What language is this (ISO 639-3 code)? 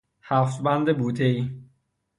fas